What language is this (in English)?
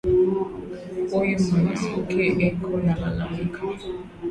Swahili